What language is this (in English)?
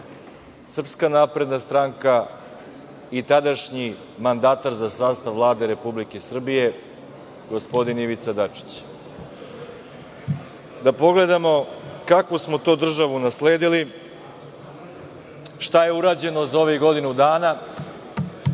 Serbian